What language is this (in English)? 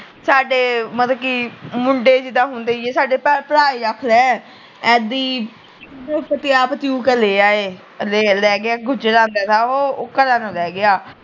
Punjabi